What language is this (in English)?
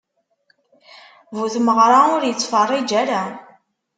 Kabyle